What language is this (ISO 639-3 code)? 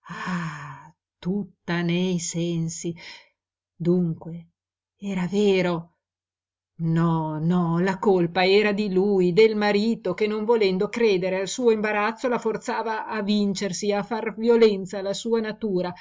ita